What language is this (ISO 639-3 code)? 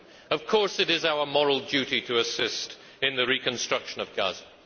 eng